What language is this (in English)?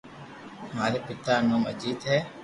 Loarki